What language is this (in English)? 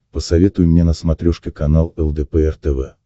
Russian